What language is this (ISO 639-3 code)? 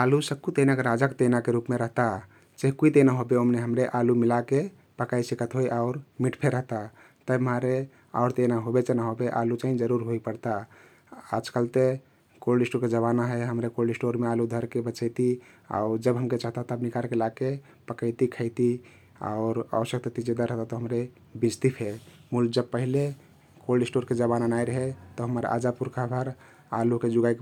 tkt